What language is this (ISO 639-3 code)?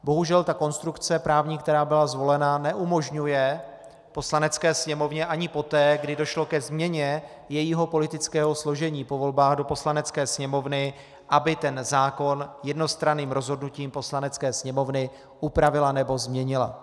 ces